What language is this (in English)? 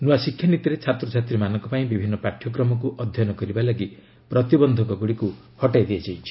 Odia